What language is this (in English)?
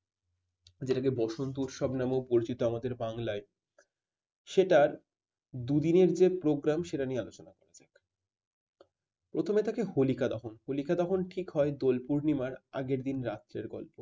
Bangla